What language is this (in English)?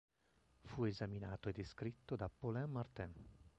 Italian